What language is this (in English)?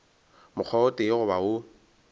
Northern Sotho